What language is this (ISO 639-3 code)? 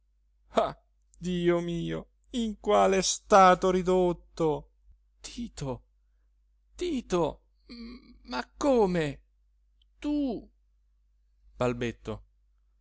ita